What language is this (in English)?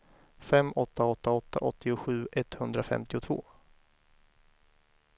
Swedish